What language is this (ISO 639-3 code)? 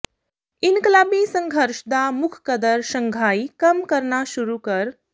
pan